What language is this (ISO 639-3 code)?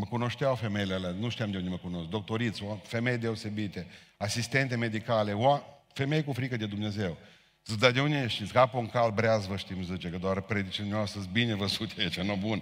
ron